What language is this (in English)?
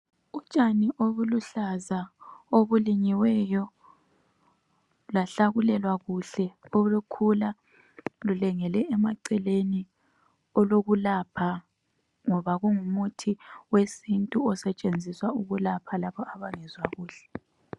North Ndebele